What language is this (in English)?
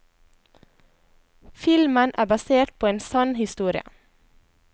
Norwegian